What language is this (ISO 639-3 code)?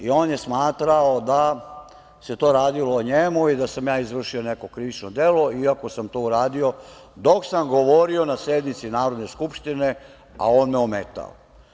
srp